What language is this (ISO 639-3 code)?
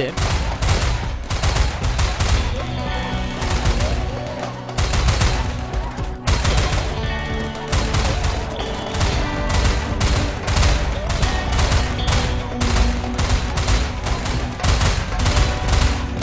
kor